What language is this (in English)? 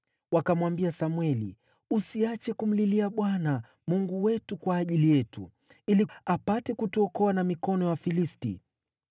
Swahili